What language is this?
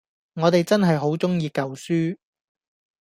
Cantonese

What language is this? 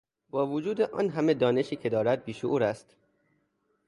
Persian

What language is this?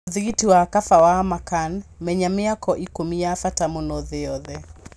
Kikuyu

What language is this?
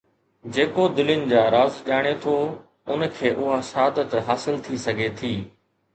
Sindhi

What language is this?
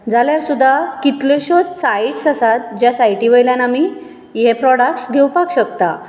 Konkani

